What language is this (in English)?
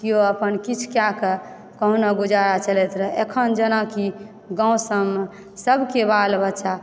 Maithili